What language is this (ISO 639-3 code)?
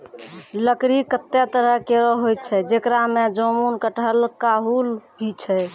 mai